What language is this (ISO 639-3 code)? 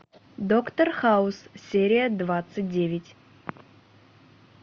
rus